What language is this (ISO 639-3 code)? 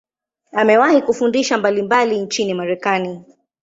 swa